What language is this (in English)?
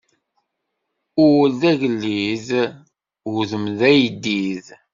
Kabyle